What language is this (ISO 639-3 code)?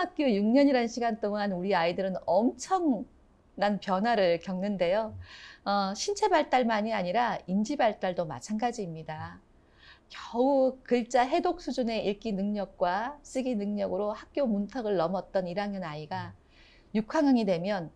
kor